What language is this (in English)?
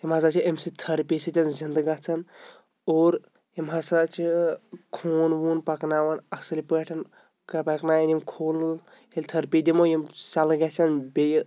Kashmiri